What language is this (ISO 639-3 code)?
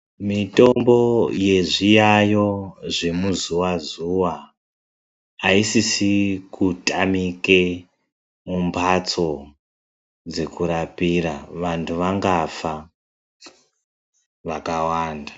ndc